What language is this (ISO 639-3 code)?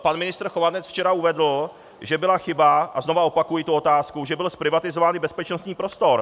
ces